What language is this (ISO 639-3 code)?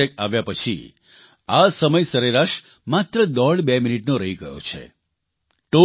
guj